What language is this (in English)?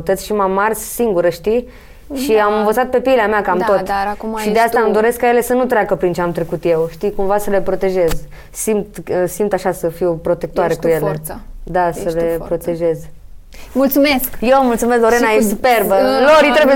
Romanian